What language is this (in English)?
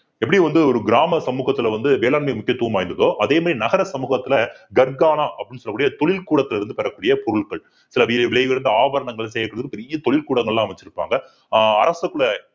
Tamil